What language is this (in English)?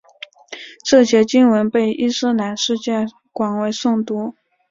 Chinese